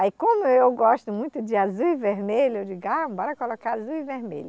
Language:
Portuguese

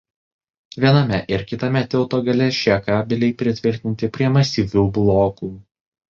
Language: Lithuanian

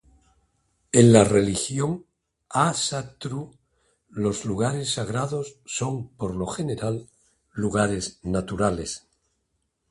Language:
Spanish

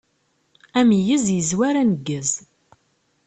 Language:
Kabyle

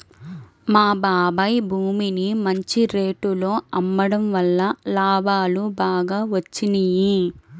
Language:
Telugu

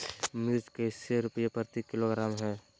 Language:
Magahi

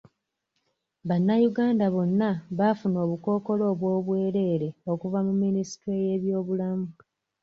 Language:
Ganda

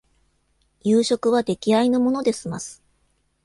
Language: Japanese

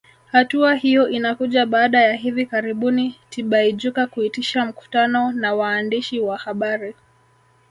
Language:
Swahili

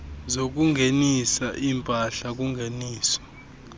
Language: Xhosa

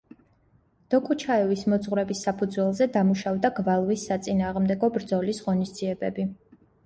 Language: Georgian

